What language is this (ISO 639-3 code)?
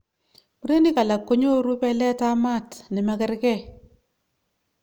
kln